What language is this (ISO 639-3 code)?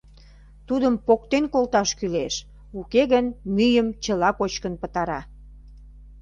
chm